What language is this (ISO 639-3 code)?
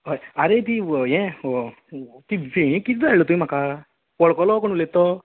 kok